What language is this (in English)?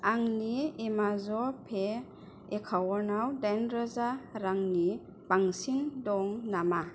Bodo